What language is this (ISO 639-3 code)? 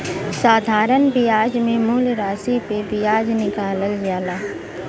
bho